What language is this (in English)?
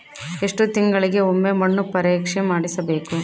Kannada